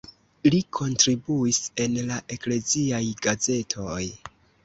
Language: Esperanto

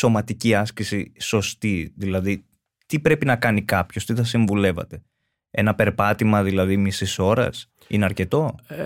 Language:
Greek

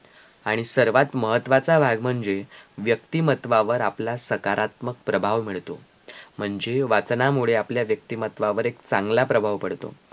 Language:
Marathi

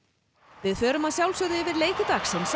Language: Icelandic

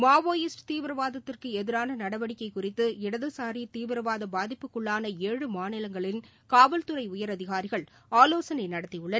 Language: Tamil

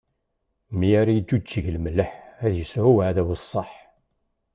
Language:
Kabyle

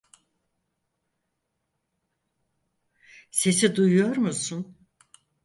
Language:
Turkish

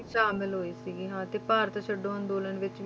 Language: Punjabi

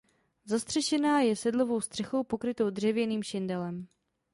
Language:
Czech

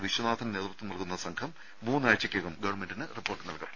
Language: Malayalam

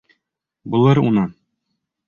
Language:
Bashkir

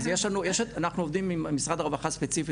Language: Hebrew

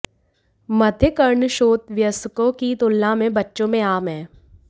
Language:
Hindi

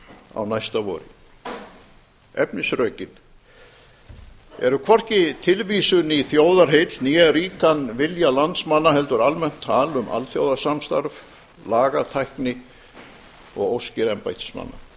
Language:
Icelandic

